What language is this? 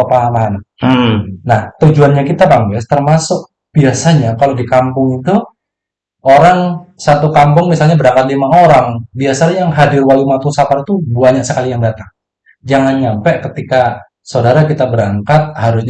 Indonesian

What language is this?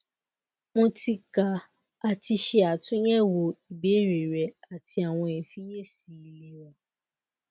Yoruba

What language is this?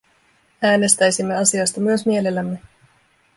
Finnish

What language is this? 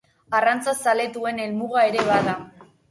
Basque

